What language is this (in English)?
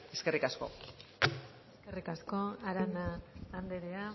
Basque